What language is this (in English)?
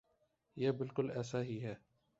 Urdu